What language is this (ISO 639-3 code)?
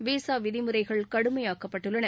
tam